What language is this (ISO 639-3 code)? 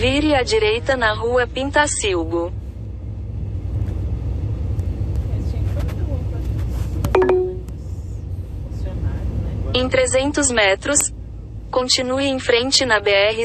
por